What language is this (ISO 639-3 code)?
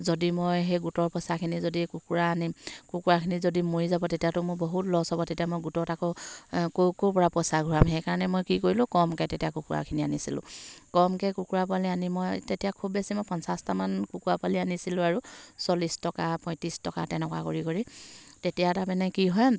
asm